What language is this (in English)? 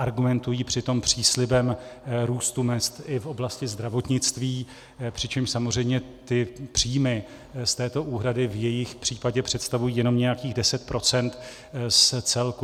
Czech